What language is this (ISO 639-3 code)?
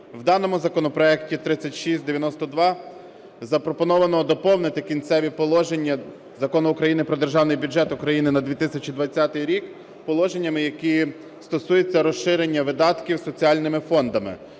ukr